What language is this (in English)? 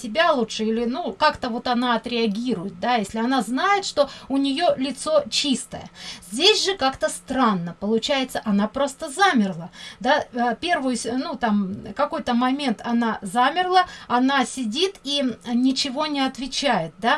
Russian